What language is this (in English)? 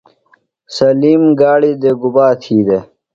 Phalura